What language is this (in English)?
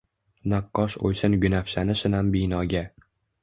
Uzbek